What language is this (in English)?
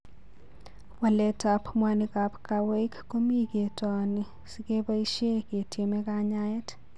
Kalenjin